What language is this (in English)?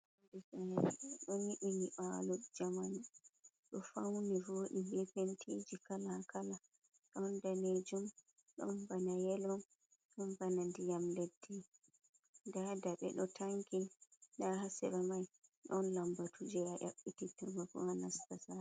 Fula